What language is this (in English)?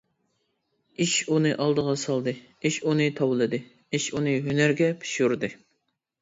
Uyghur